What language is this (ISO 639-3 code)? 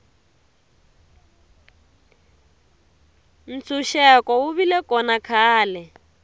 tso